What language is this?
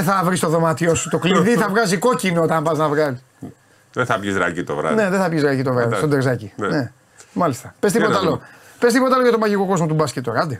Greek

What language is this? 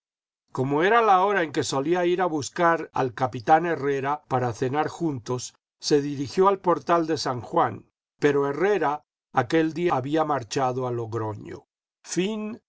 Spanish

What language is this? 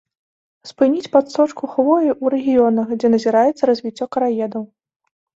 Belarusian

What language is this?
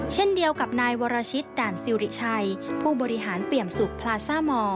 Thai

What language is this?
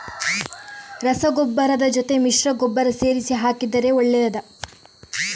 Kannada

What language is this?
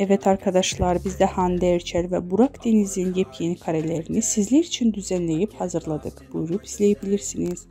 Turkish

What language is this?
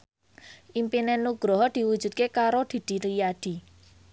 Javanese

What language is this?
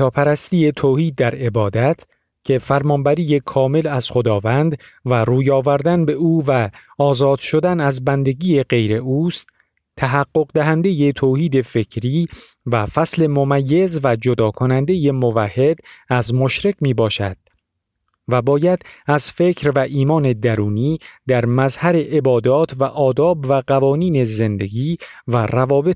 Persian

